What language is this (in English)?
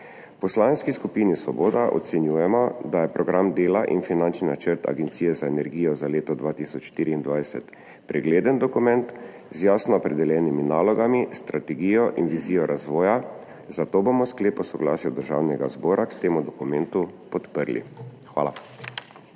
Slovenian